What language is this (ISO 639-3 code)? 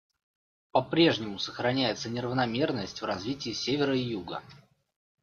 rus